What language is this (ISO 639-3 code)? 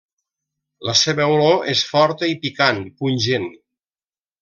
cat